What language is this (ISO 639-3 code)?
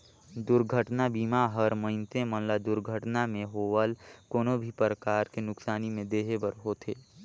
hne